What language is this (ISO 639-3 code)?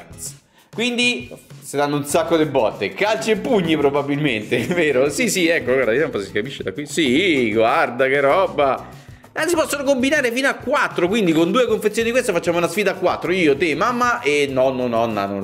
ita